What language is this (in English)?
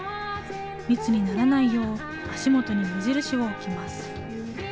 Japanese